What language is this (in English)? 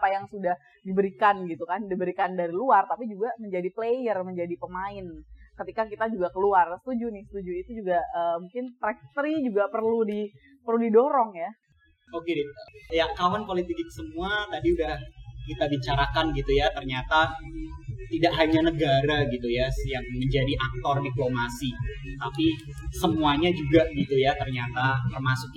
Indonesian